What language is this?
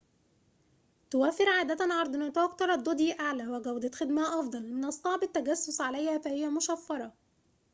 Arabic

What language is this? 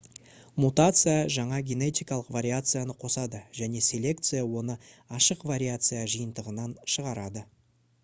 Kazakh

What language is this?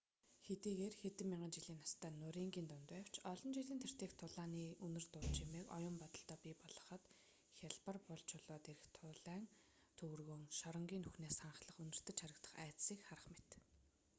Mongolian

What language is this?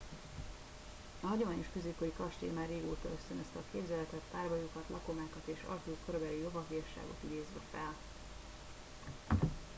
Hungarian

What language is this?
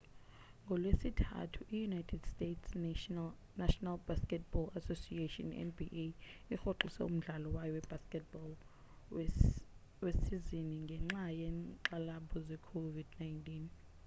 Xhosa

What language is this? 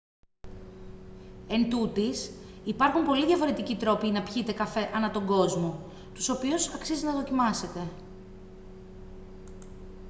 Greek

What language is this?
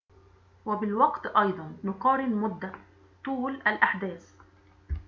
Arabic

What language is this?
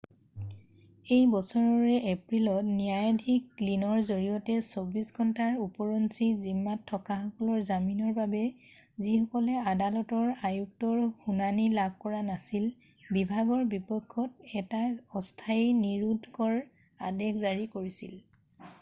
Assamese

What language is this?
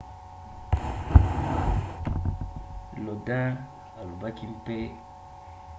Lingala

